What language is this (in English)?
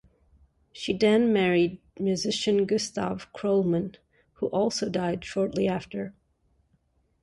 English